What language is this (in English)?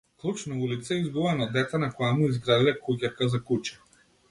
Macedonian